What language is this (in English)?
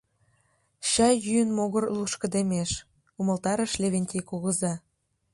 Mari